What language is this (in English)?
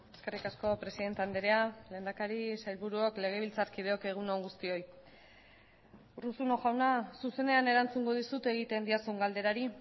Basque